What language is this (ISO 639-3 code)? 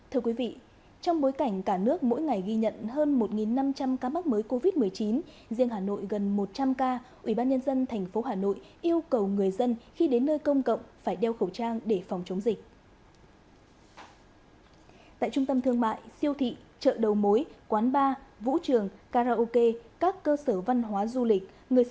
vie